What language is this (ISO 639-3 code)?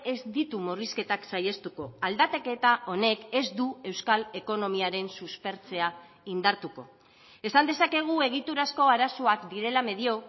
eus